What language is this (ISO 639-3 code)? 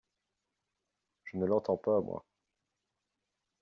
fra